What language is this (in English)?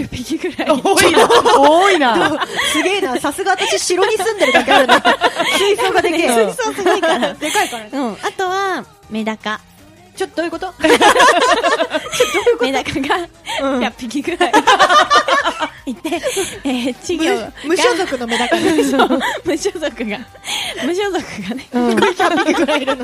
Japanese